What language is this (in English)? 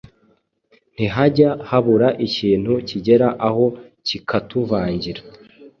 Kinyarwanda